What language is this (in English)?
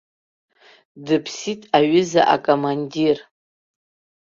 Abkhazian